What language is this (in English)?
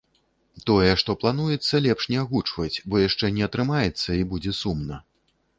Belarusian